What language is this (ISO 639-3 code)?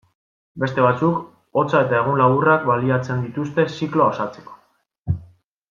eus